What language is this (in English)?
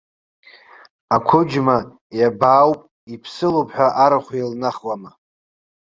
Abkhazian